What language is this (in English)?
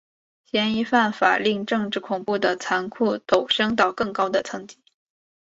Chinese